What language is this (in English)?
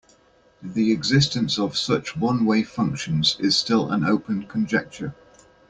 English